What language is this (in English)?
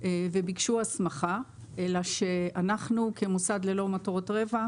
Hebrew